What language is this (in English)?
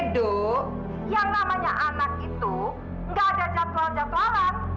Indonesian